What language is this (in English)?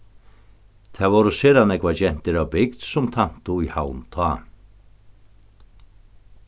Faroese